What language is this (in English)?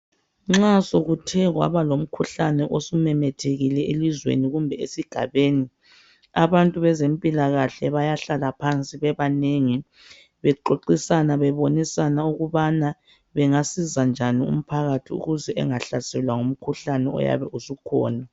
North Ndebele